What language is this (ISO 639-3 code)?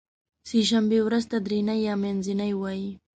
pus